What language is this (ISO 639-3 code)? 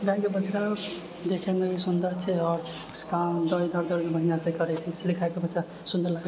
mai